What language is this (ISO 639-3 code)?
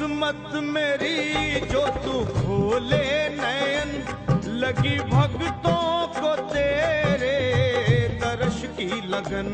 hin